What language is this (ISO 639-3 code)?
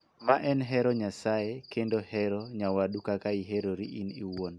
luo